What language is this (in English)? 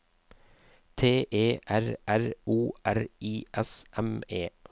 Norwegian